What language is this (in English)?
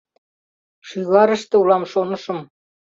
Mari